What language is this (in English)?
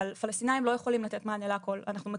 Hebrew